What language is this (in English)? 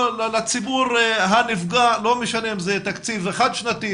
Hebrew